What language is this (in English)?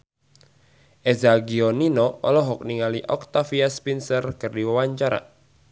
Sundanese